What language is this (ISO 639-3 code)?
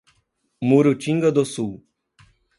por